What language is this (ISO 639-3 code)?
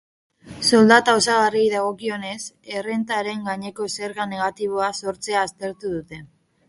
eus